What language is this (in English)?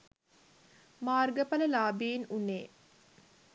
Sinhala